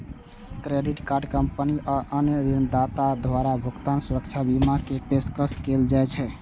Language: Maithili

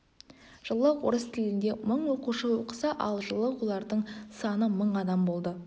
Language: Kazakh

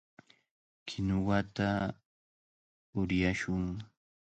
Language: Cajatambo North Lima Quechua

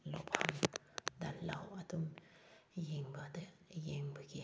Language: Manipuri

